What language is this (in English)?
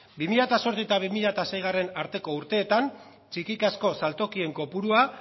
Basque